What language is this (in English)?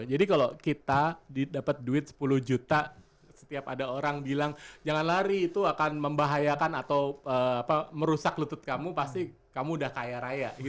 Indonesian